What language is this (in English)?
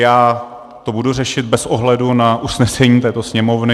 Czech